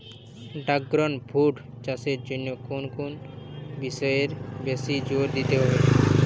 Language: Bangla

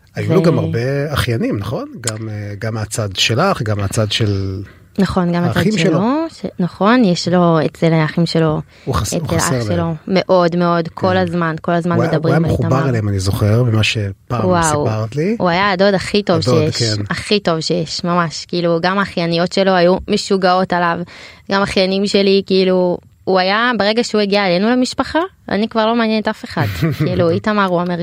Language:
Hebrew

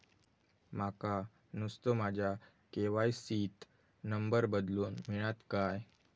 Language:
Marathi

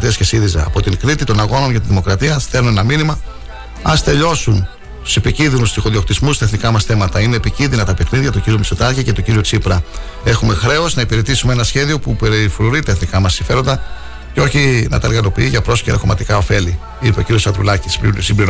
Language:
Greek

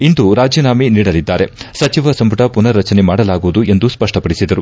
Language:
Kannada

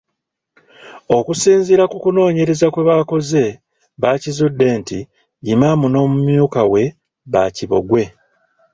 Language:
Ganda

